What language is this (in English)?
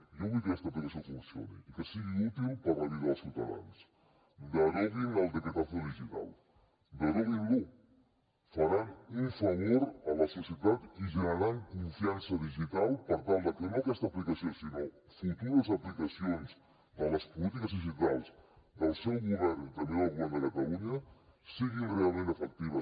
Catalan